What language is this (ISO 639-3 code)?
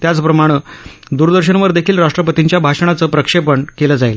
mar